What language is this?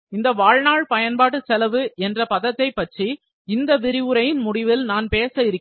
Tamil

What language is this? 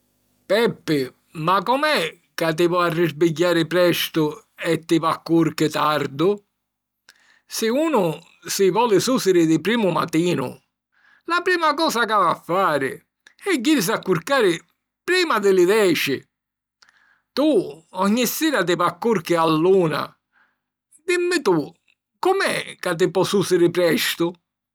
Sicilian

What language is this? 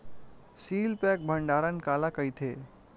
Chhattisgarhi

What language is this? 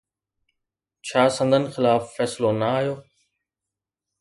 Sindhi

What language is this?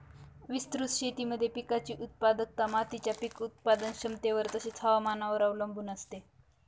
Marathi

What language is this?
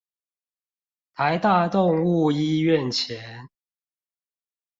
Chinese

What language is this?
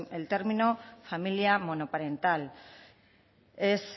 Spanish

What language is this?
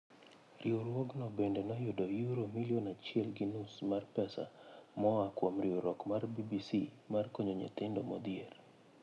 Luo (Kenya and Tanzania)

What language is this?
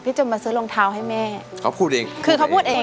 Thai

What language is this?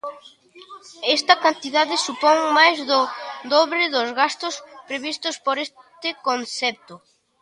Galician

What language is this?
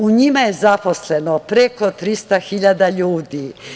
Serbian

